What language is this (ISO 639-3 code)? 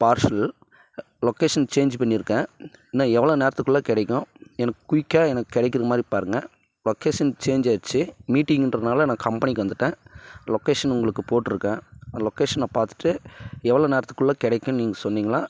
tam